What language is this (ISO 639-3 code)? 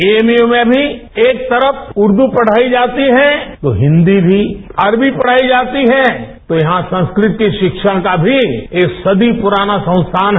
hin